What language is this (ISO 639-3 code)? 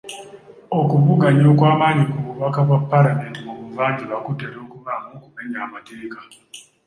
lug